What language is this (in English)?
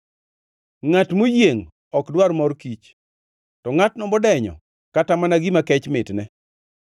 Luo (Kenya and Tanzania)